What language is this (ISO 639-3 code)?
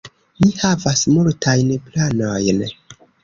epo